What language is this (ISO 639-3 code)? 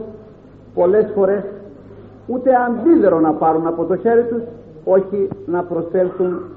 ell